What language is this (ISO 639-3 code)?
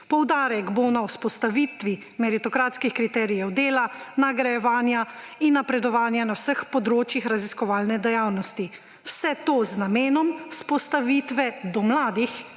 slv